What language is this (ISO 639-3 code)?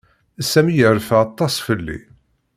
kab